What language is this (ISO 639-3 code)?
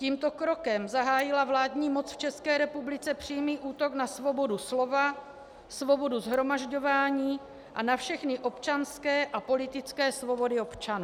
ces